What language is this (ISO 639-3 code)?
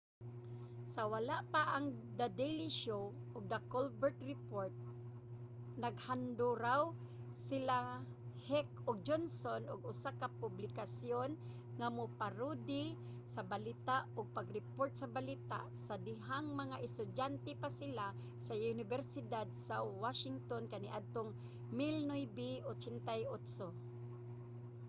ceb